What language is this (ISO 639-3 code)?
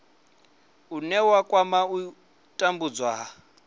ven